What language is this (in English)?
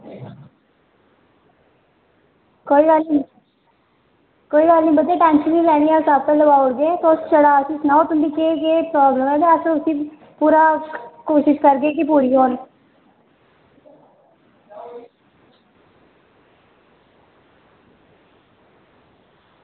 Dogri